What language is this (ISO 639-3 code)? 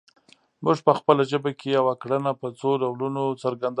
pus